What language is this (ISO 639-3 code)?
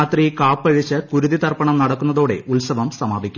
mal